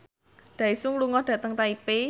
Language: Javanese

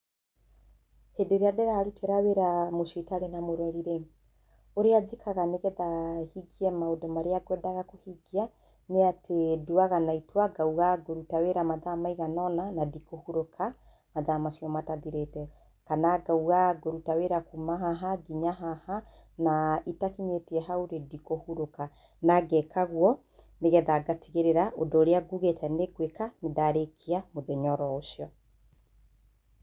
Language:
Kikuyu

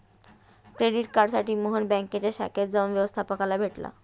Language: Marathi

